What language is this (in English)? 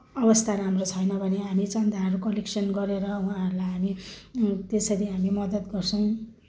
Nepali